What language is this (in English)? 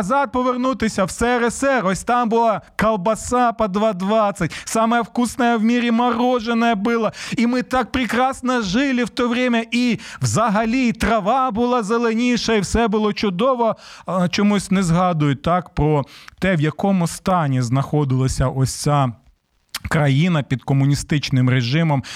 Ukrainian